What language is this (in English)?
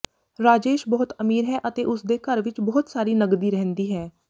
Punjabi